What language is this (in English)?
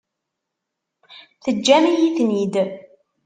Kabyle